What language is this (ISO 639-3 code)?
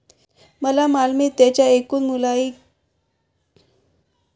mar